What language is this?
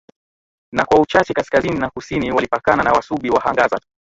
Swahili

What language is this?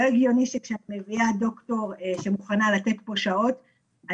Hebrew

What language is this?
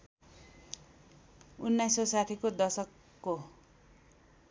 Nepali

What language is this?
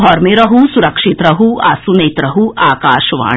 Maithili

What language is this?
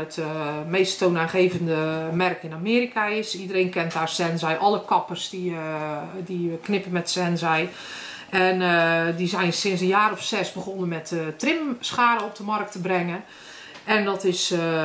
Dutch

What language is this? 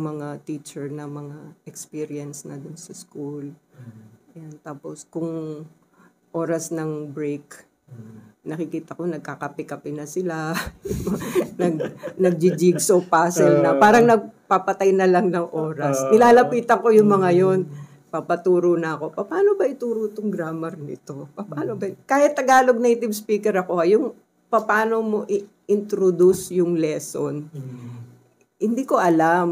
Filipino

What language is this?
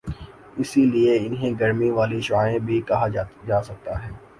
Urdu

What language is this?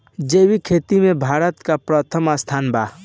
Bhojpuri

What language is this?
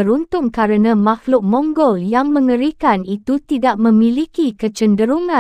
Malay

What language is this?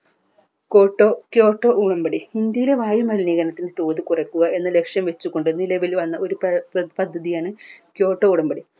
Malayalam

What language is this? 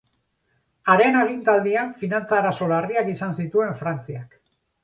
Basque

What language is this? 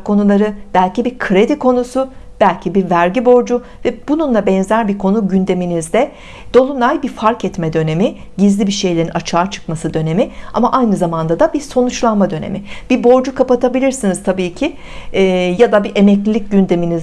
Turkish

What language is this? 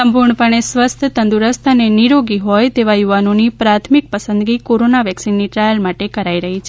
Gujarati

